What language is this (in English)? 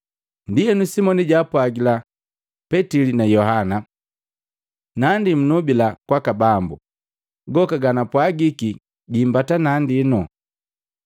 Matengo